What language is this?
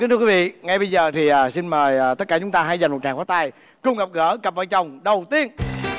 Vietnamese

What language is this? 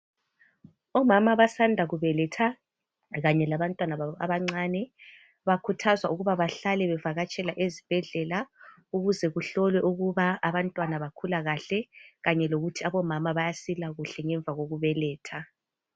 North Ndebele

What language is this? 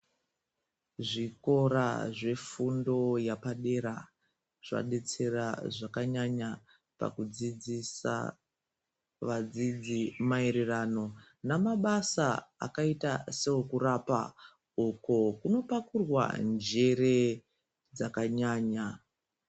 Ndau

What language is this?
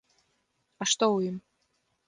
Belarusian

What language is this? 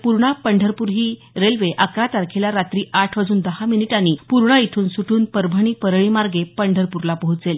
Marathi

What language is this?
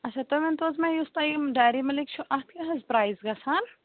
Kashmiri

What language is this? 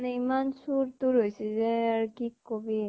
Assamese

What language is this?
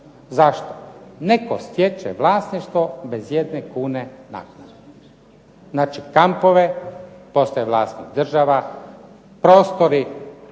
Croatian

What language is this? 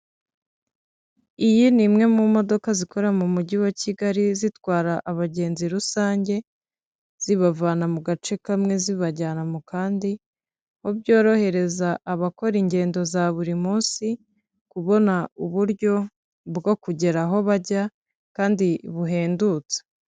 Kinyarwanda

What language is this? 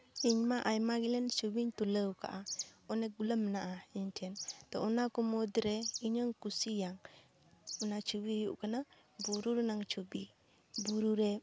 Santali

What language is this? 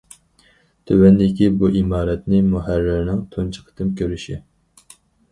Uyghur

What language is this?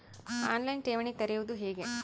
Kannada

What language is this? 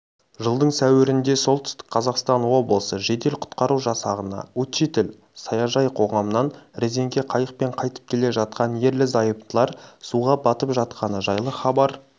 Kazakh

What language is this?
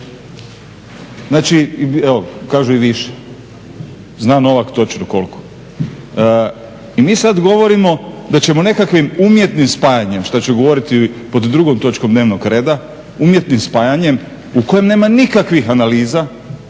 Croatian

